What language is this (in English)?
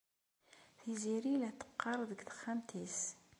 Kabyle